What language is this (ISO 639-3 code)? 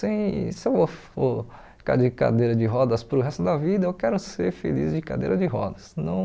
por